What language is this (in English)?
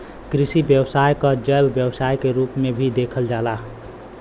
Bhojpuri